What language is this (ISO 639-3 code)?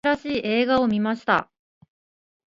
jpn